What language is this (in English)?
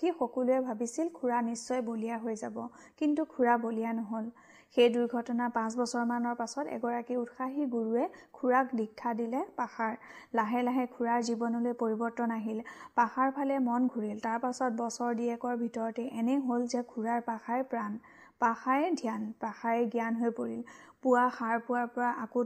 Hindi